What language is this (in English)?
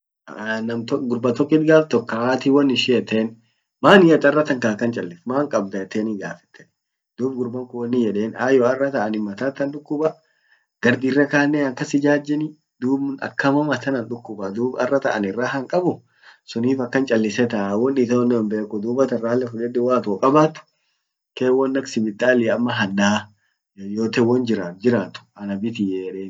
Orma